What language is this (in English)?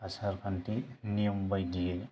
Bodo